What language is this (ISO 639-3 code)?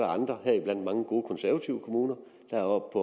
dan